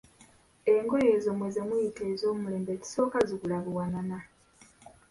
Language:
Ganda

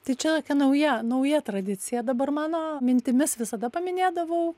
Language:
Lithuanian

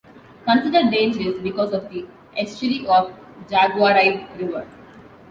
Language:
English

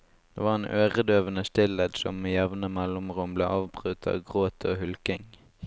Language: Norwegian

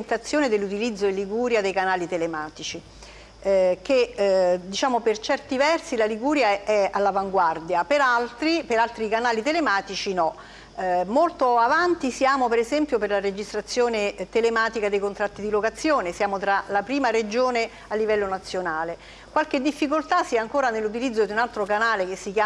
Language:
Italian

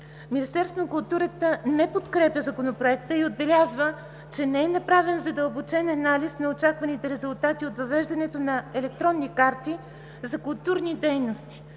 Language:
Bulgarian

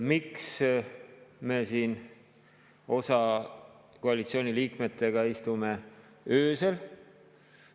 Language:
Estonian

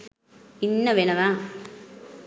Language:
Sinhala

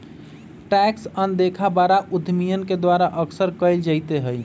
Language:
Magahi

